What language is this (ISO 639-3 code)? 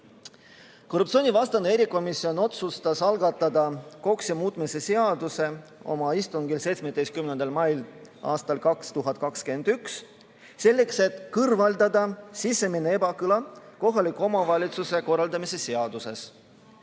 est